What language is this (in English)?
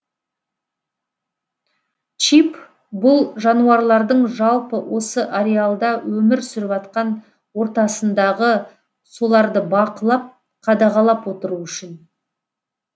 Kazakh